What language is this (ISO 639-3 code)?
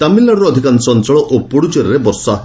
ori